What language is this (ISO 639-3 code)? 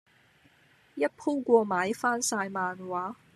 yue